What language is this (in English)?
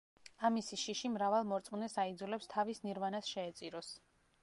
Georgian